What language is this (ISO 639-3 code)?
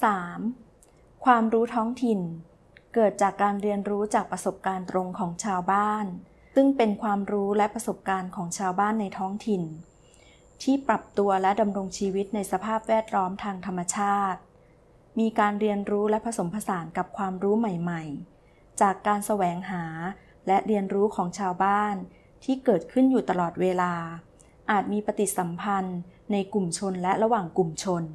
tha